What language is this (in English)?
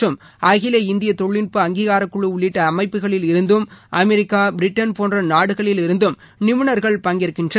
Tamil